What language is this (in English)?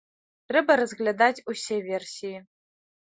Belarusian